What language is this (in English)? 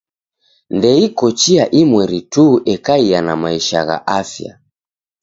Taita